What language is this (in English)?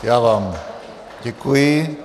Czech